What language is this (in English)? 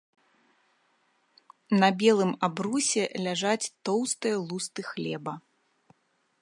Belarusian